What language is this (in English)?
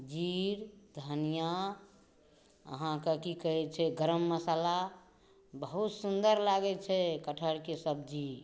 Maithili